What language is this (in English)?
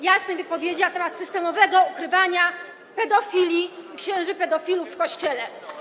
Polish